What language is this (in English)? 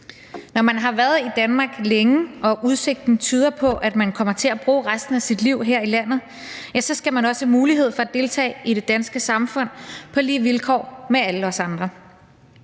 Danish